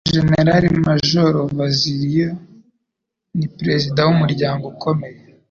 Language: Kinyarwanda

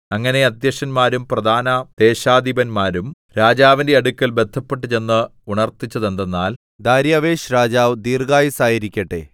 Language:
Malayalam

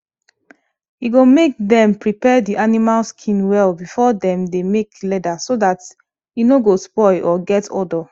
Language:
Nigerian Pidgin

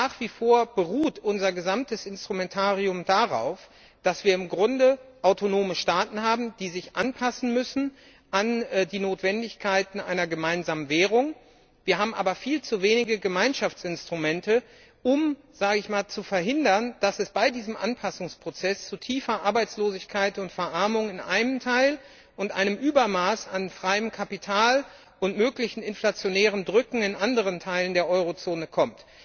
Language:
German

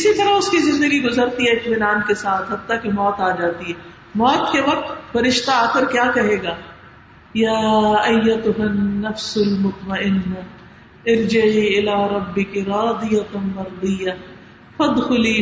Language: Urdu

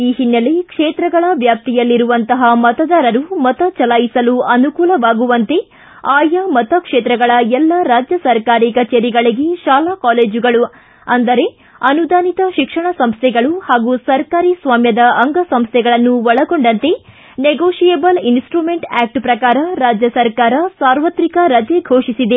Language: Kannada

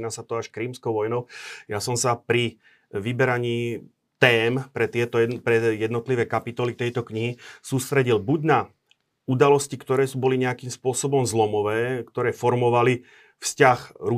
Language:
Slovak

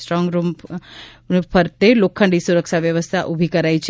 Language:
Gujarati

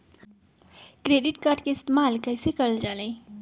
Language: Magahi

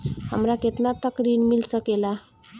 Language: Bhojpuri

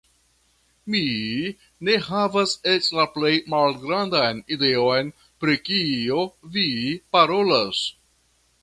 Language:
Esperanto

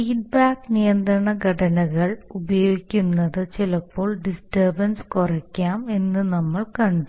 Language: Malayalam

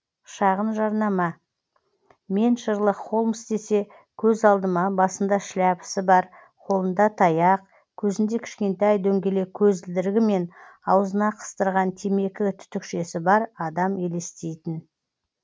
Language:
Kazakh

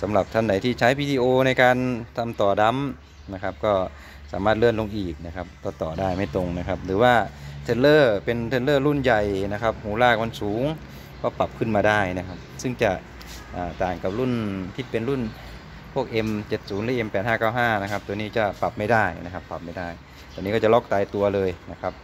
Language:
Thai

